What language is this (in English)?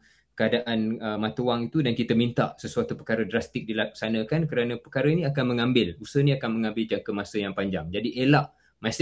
Malay